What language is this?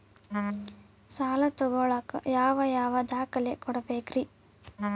Kannada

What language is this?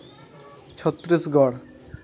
Santali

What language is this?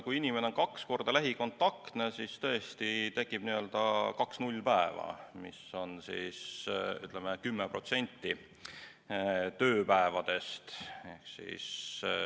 Estonian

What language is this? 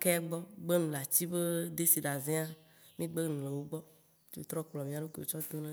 Waci Gbe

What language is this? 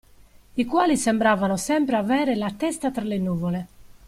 Italian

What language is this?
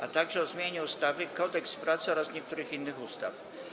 Polish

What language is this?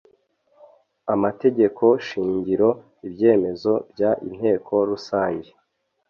Kinyarwanda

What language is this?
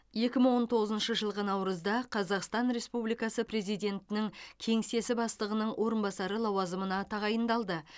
Kazakh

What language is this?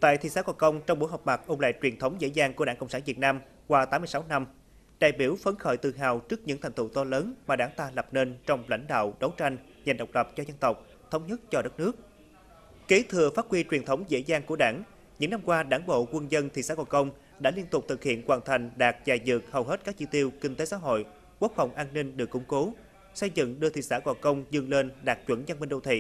Vietnamese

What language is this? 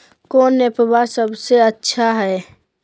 Magahi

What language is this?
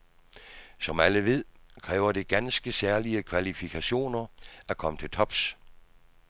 Danish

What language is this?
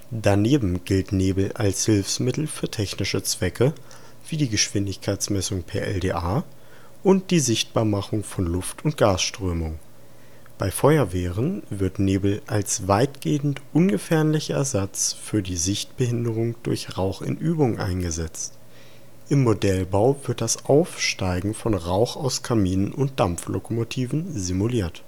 German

